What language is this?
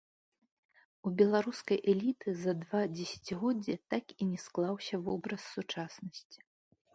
Belarusian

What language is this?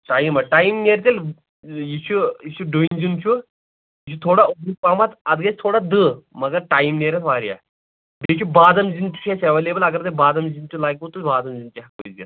Kashmiri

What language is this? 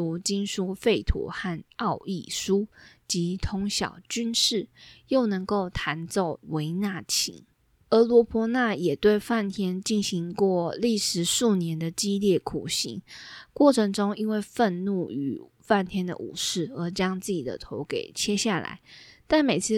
Chinese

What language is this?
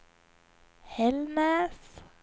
Swedish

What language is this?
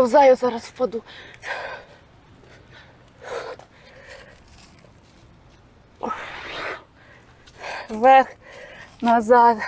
Ukrainian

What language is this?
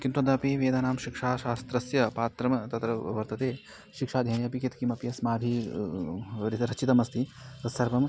Sanskrit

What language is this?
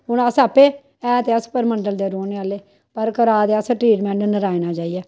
Dogri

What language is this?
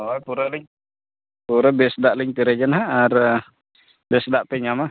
Santali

